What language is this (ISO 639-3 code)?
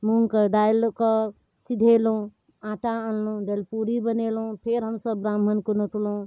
mai